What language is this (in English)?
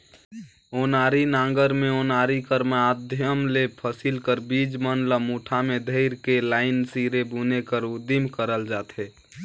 Chhattisgarhi